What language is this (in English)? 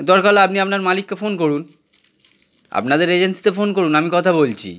Bangla